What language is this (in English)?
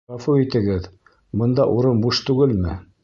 Bashkir